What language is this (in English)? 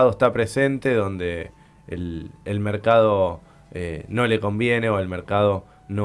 Spanish